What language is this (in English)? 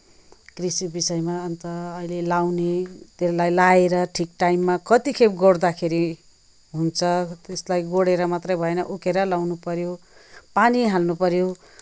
Nepali